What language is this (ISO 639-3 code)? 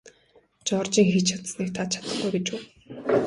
mon